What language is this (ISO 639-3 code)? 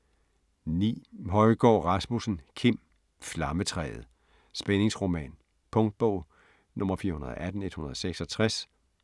dan